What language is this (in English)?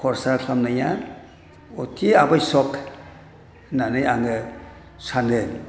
Bodo